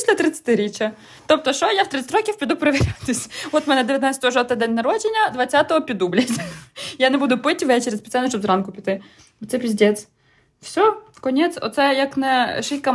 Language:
Ukrainian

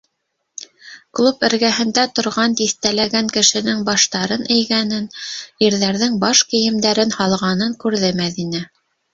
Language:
Bashkir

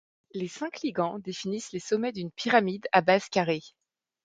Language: French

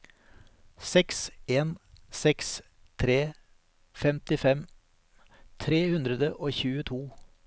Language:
Norwegian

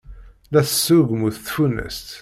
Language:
Kabyle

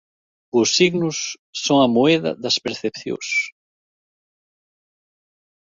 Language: Galician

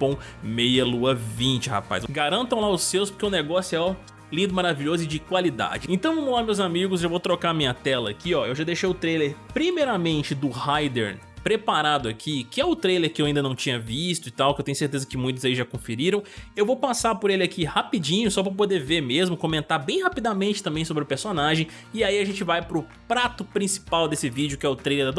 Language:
Portuguese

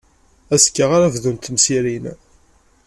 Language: Kabyle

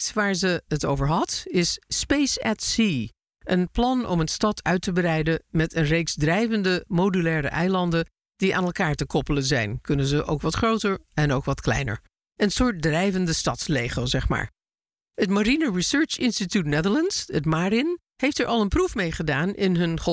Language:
Dutch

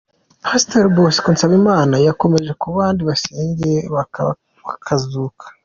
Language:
Kinyarwanda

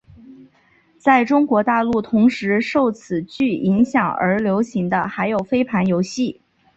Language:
Chinese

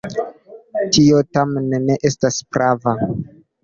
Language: Esperanto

